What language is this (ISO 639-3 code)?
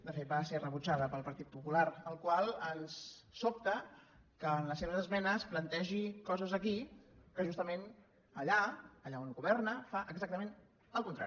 cat